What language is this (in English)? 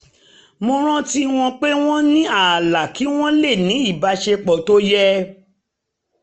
Yoruba